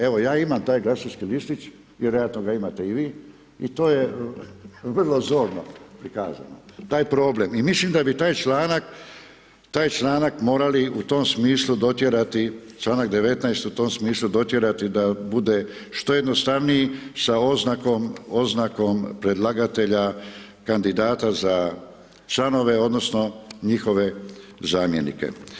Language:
Croatian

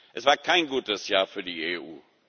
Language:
German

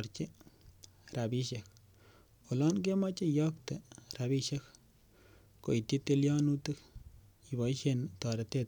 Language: Kalenjin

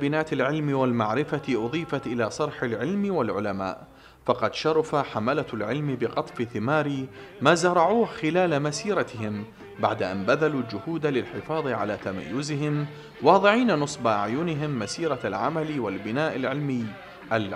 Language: Arabic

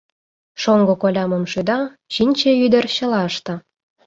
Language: Mari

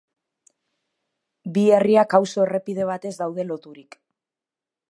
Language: Basque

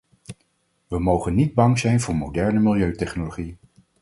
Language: Dutch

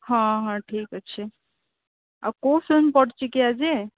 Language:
Odia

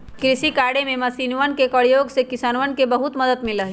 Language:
Magahi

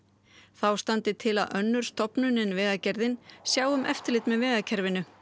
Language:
Icelandic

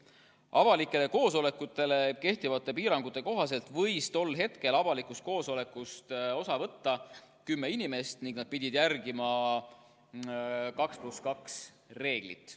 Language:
Estonian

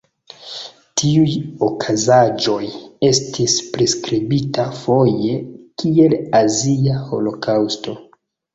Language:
Esperanto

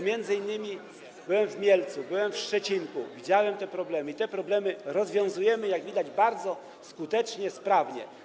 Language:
Polish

